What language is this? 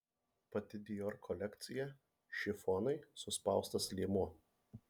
Lithuanian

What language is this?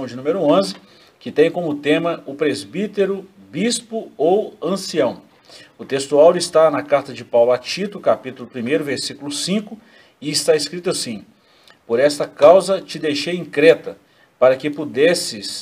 Portuguese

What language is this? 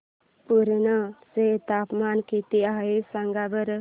Marathi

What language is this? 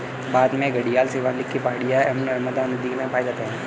Hindi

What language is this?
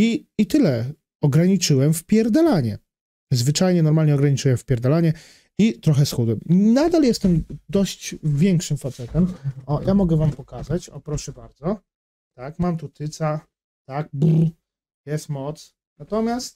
Polish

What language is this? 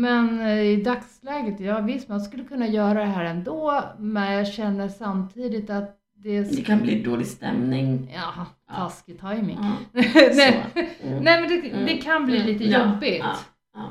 Swedish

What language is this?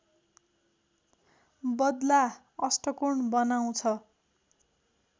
Nepali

